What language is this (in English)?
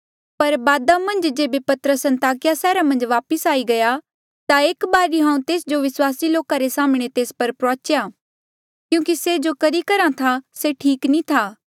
Mandeali